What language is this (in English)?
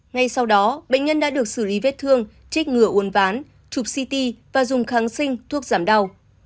Vietnamese